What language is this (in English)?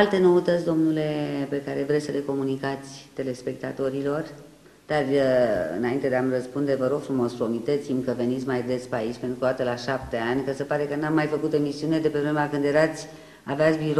Romanian